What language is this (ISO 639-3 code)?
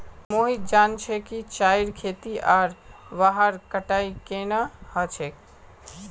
mag